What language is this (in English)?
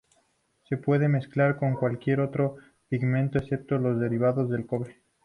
Spanish